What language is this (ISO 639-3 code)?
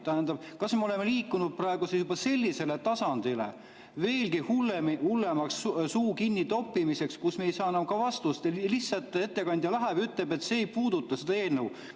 est